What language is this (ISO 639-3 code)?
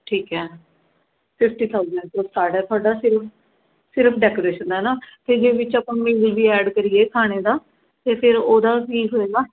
pan